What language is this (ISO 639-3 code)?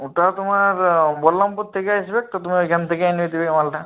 ben